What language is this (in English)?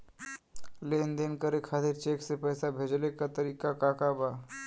Bhojpuri